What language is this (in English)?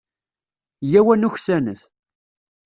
Kabyle